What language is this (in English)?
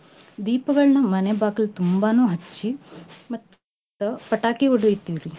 Kannada